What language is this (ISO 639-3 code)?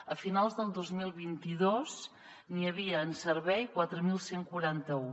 cat